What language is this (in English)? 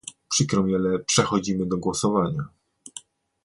Polish